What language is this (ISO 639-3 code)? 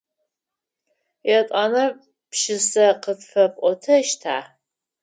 ady